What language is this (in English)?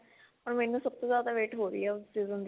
Punjabi